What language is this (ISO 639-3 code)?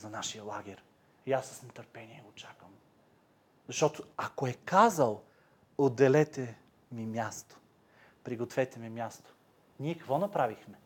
bul